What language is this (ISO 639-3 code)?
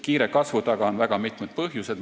est